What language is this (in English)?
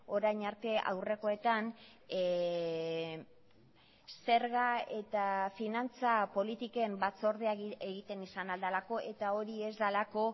Basque